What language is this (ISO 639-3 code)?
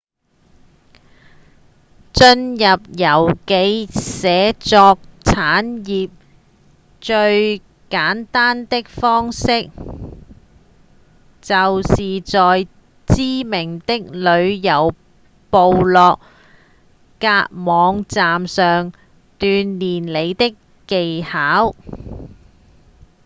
yue